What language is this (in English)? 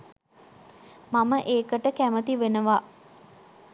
Sinhala